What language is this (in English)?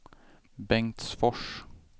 Swedish